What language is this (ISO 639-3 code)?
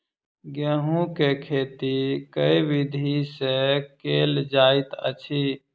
mai